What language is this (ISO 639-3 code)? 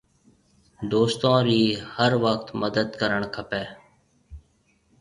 mve